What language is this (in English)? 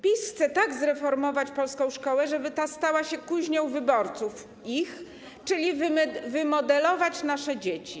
Polish